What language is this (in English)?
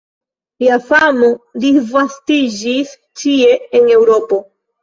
Esperanto